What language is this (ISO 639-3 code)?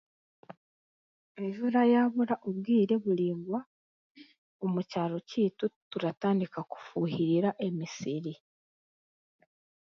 cgg